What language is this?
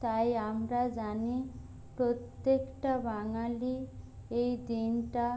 Bangla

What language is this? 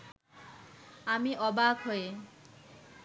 Bangla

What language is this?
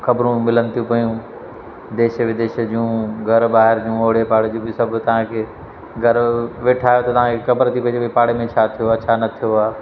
Sindhi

